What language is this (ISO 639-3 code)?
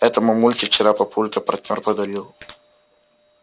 rus